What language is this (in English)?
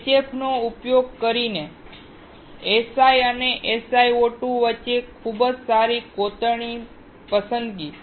Gujarati